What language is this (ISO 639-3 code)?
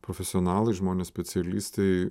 lit